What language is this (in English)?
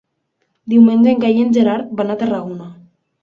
Catalan